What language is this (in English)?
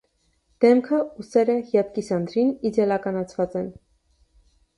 Armenian